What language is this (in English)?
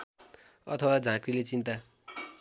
Nepali